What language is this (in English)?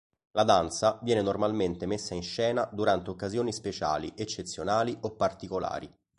Italian